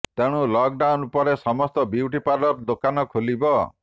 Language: Odia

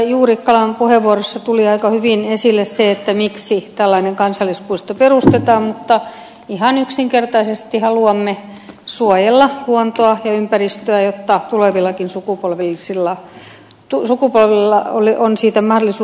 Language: Finnish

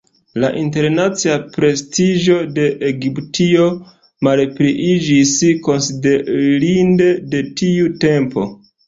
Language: Esperanto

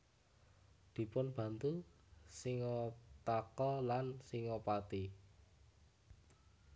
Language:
Javanese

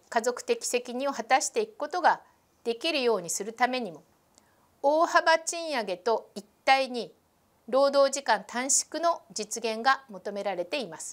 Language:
Japanese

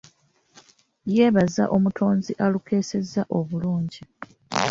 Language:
Ganda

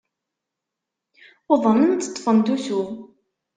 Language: Kabyle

